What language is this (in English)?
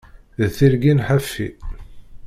Kabyle